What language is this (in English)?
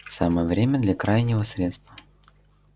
Russian